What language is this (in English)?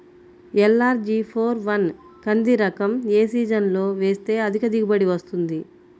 Telugu